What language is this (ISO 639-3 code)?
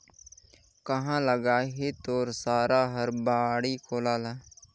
hne